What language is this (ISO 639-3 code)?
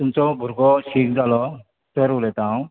kok